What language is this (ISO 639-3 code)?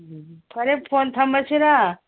mni